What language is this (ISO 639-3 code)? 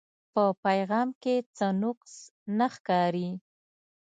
pus